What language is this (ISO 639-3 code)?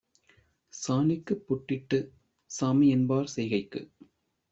tam